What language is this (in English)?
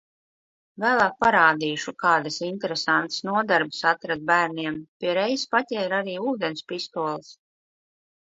Latvian